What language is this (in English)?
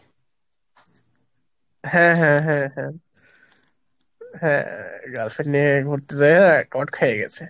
Bangla